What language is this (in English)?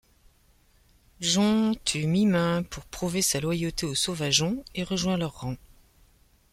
French